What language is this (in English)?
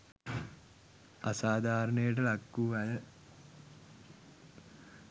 Sinhala